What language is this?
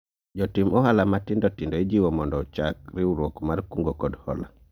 Luo (Kenya and Tanzania)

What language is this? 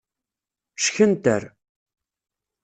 Kabyle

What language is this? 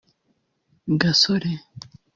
Kinyarwanda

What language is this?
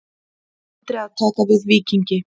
Icelandic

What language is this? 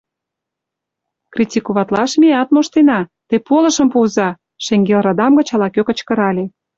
Mari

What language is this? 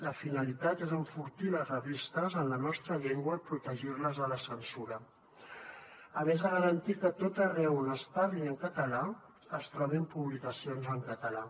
Catalan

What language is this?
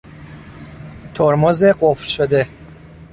Persian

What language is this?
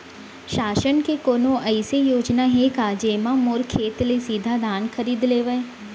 Chhattisgarhi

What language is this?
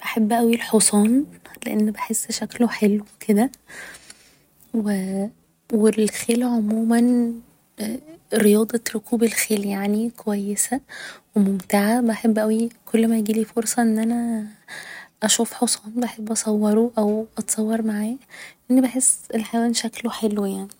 Egyptian Arabic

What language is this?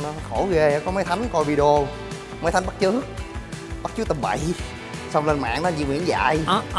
Vietnamese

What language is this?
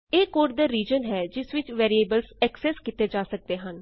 Punjabi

